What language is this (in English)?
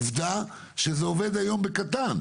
Hebrew